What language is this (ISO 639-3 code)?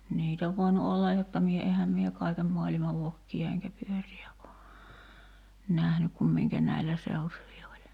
fin